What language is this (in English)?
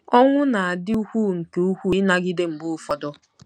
Igbo